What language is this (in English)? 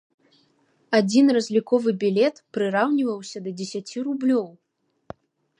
Belarusian